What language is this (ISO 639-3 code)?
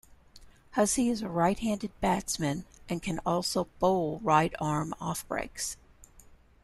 eng